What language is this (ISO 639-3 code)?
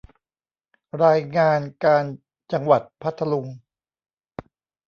tha